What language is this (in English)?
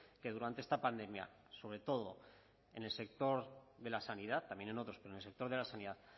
Spanish